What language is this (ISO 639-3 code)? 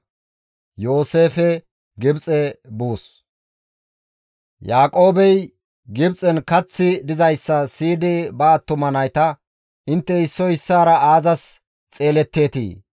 gmv